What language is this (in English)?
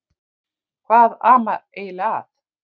Icelandic